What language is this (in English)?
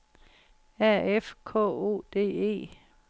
Danish